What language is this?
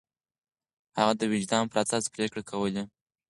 Pashto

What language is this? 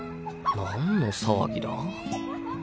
Japanese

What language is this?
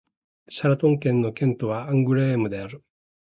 Japanese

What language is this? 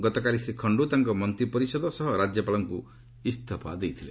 Odia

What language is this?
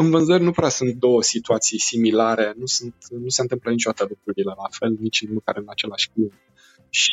Romanian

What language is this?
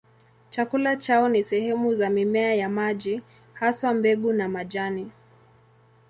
Swahili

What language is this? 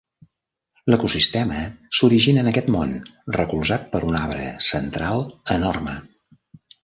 Catalan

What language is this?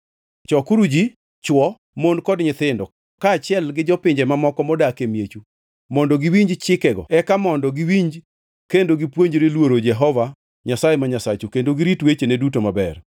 Luo (Kenya and Tanzania)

